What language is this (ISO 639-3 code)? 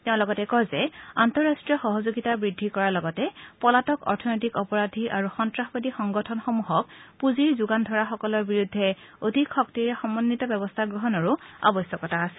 asm